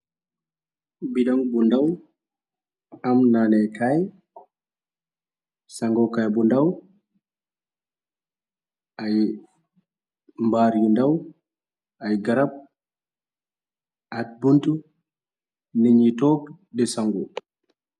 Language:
Wolof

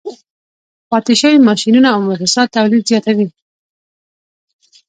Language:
Pashto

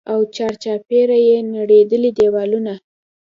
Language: Pashto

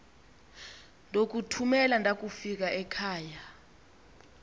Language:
Xhosa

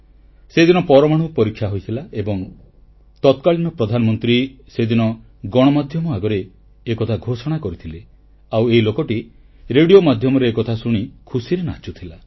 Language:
Odia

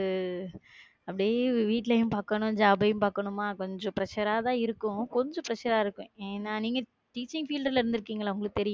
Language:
Tamil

